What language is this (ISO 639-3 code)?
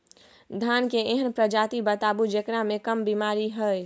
mai